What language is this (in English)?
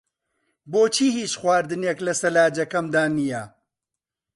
Central Kurdish